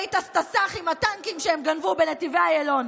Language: Hebrew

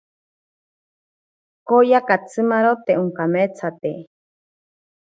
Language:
Ashéninka Perené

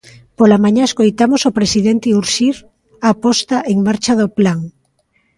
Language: Galician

